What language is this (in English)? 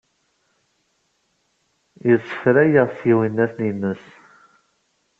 Kabyle